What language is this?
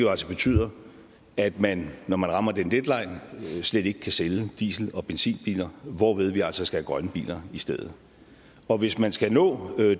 Danish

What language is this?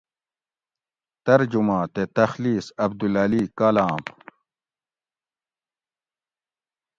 Gawri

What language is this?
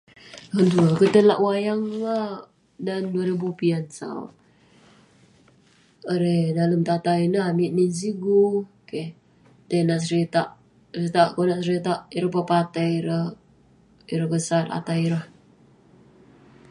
Western Penan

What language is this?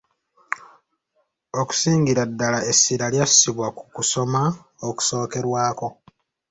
Ganda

